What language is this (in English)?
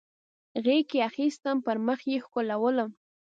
Pashto